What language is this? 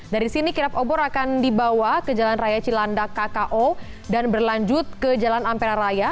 Indonesian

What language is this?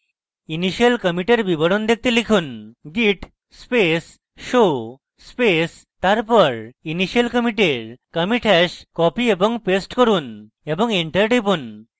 Bangla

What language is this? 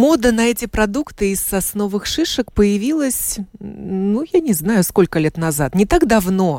Russian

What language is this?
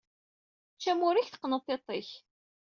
Kabyle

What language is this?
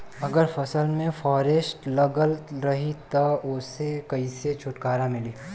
Bhojpuri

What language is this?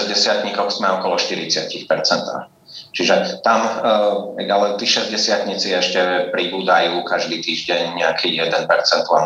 Slovak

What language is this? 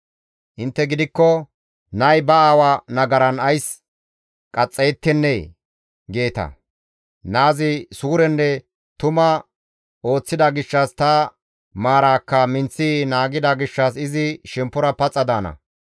Gamo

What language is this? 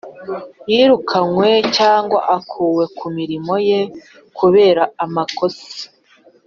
Kinyarwanda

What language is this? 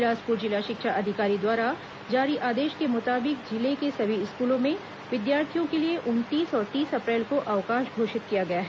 Hindi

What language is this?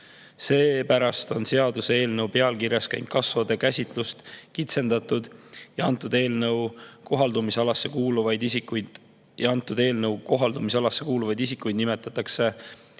Estonian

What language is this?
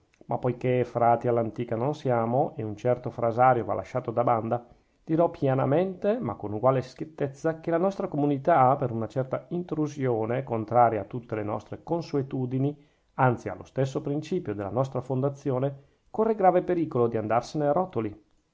Italian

